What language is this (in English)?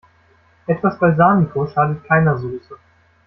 German